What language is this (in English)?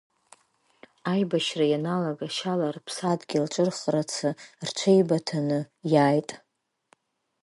Abkhazian